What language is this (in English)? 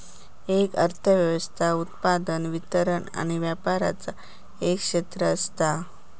Marathi